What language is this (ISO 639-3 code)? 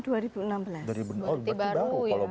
ind